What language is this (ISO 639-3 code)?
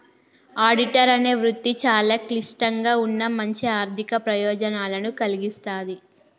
tel